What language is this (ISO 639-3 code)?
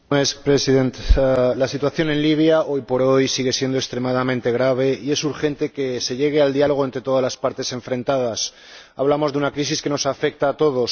spa